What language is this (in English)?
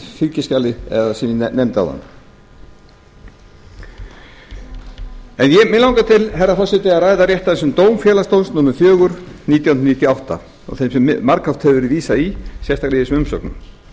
Icelandic